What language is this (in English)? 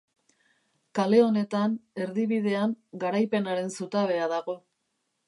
Basque